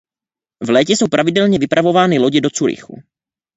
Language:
Czech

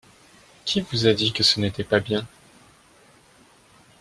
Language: French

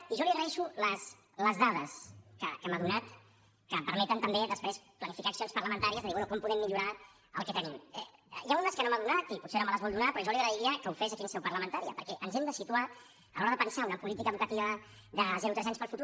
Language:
Catalan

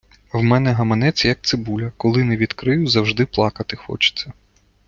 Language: Ukrainian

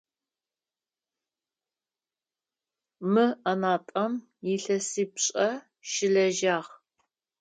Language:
Adyghe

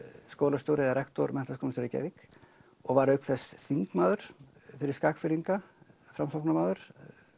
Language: Icelandic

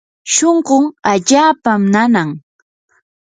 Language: Yanahuanca Pasco Quechua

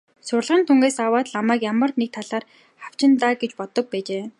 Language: Mongolian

